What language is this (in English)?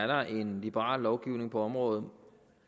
Danish